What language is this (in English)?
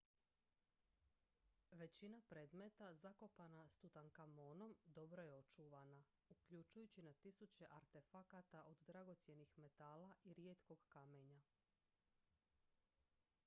Croatian